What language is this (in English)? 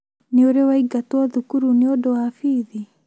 Kikuyu